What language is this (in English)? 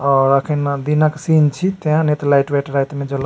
Maithili